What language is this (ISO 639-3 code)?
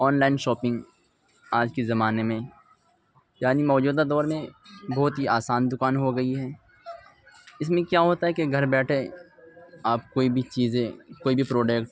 urd